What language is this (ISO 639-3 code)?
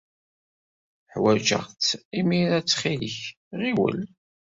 kab